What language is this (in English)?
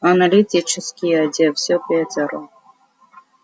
Russian